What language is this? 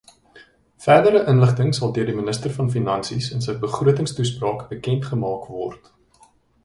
Afrikaans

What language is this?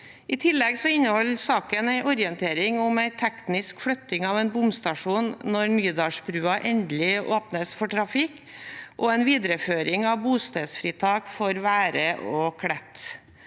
Norwegian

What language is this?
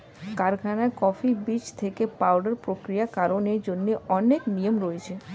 Bangla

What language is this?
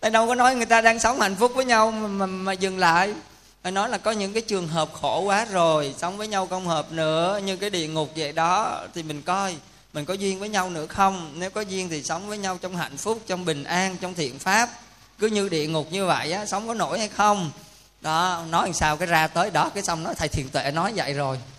Vietnamese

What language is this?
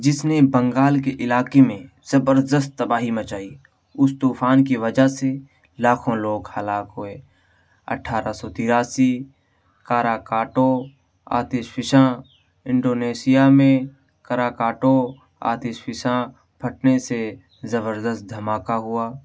Urdu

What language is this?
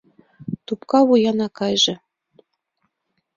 Mari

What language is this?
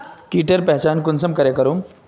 Magahi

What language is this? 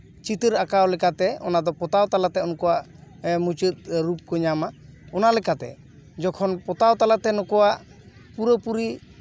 Santali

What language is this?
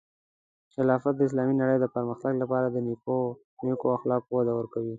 Pashto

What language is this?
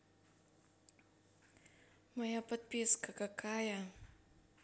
Russian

